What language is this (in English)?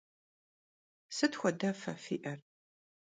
Kabardian